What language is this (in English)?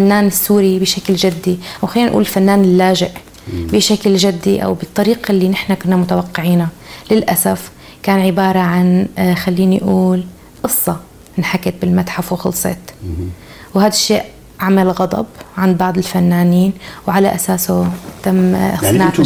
Arabic